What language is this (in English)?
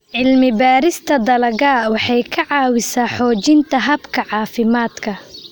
Somali